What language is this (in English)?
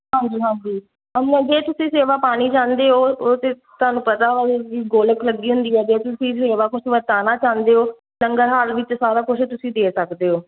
Punjabi